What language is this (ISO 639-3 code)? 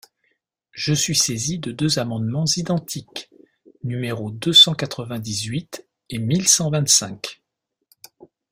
fra